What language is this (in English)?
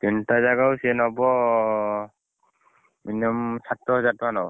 Odia